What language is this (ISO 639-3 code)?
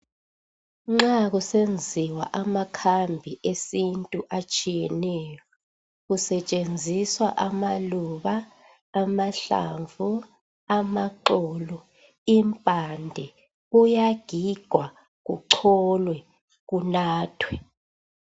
nde